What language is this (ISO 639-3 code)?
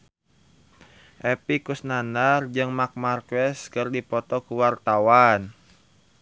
sun